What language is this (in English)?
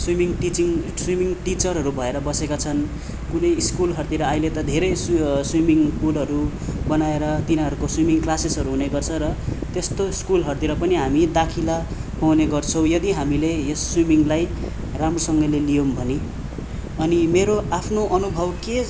Nepali